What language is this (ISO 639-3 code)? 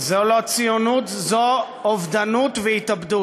heb